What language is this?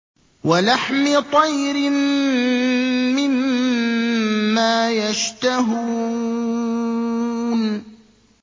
Arabic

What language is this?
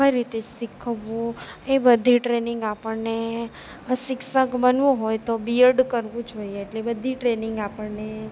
Gujarati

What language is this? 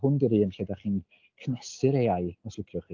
Welsh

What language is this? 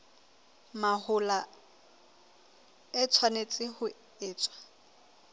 Southern Sotho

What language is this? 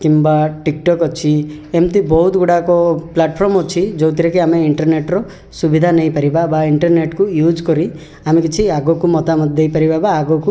Odia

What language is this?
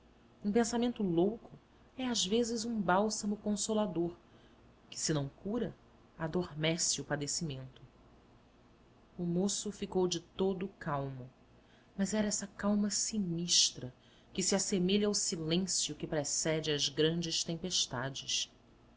Portuguese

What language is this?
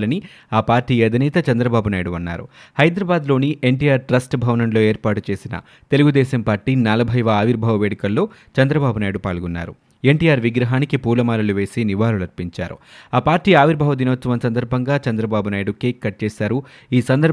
Telugu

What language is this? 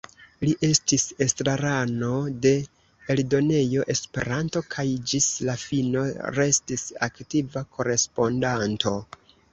Esperanto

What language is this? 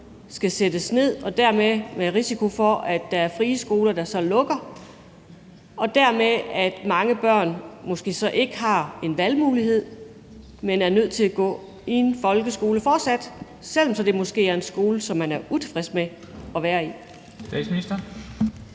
Danish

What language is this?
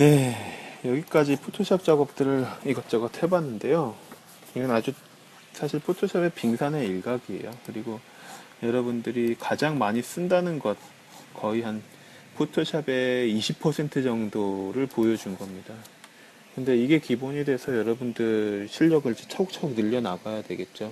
Korean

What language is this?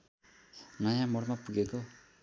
Nepali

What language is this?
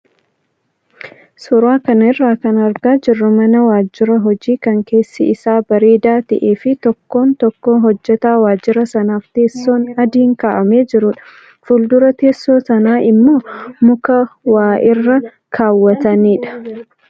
Oromo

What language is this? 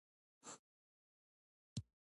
Pashto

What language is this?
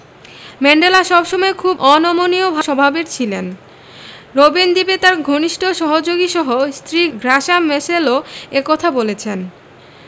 Bangla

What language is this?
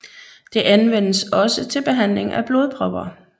Danish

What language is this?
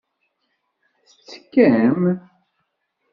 Kabyle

